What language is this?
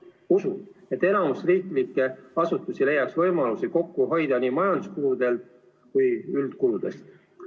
Estonian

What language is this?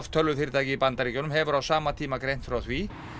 Icelandic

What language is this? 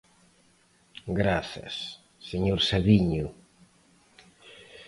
Galician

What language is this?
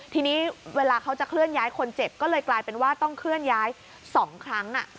Thai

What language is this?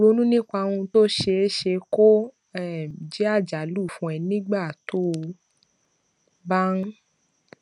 Yoruba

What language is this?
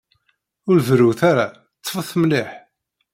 Kabyle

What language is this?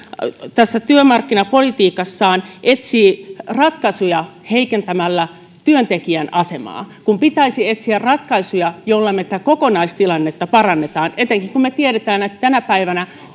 Finnish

